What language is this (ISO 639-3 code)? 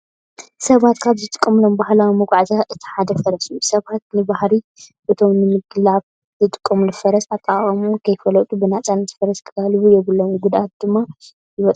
tir